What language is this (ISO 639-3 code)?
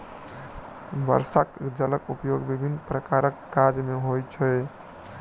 mai